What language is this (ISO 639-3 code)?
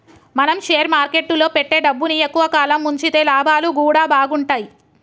tel